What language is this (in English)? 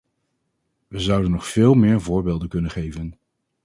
Dutch